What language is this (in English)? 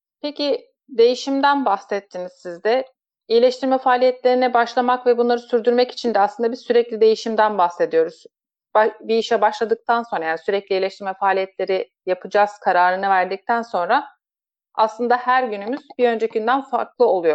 Turkish